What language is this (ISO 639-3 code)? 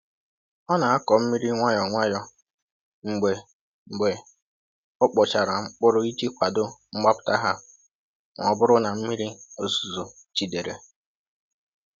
ibo